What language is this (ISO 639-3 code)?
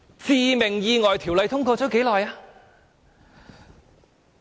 yue